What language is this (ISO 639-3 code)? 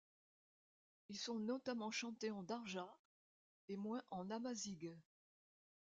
fra